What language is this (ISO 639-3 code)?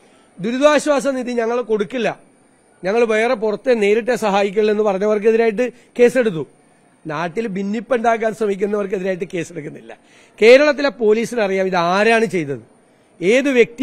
mal